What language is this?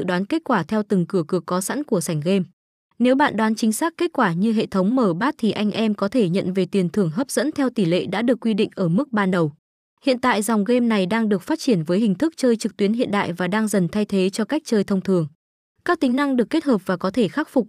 Vietnamese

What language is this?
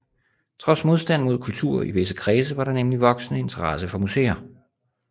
Danish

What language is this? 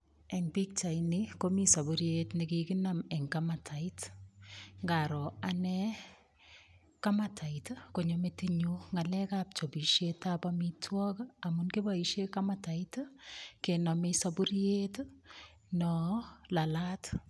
Kalenjin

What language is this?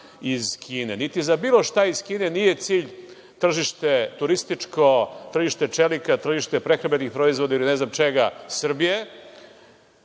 Serbian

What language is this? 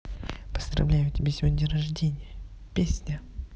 Russian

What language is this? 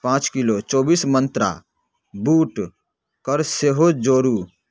Maithili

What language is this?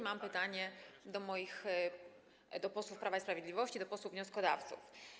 Polish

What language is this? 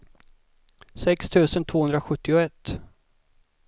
Swedish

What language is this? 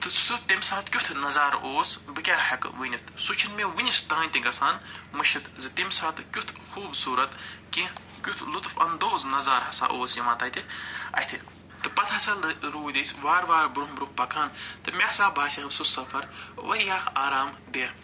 Kashmiri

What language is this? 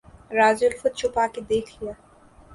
Urdu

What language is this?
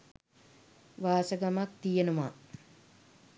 Sinhala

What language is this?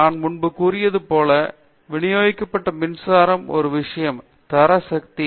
Tamil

